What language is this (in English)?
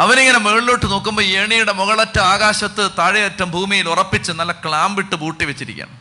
Malayalam